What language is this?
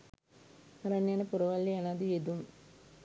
Sinhala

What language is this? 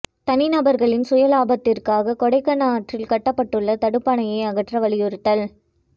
Tamil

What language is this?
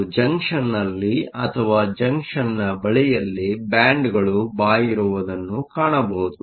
Kannada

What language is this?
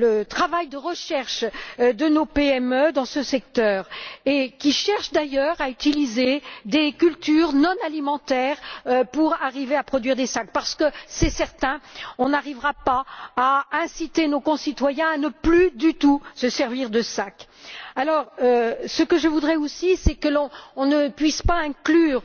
French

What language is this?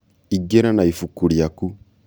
Kikuyu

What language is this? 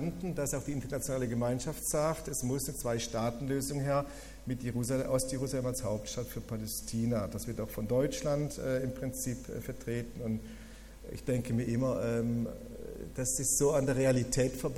German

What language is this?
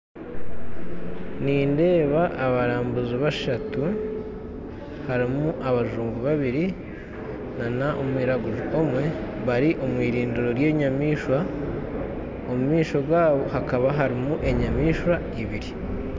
Nyankole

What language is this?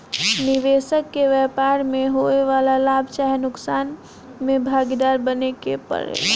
Bhojpuri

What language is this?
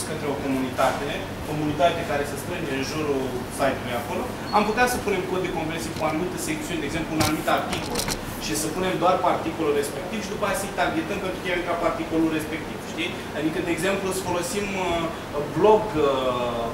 Romanian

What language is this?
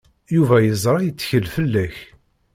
Kabyle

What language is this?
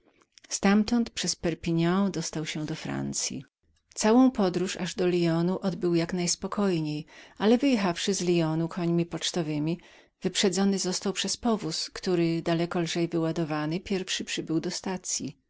Polish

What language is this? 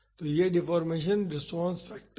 Hindi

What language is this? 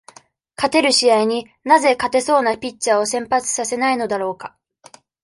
Japanese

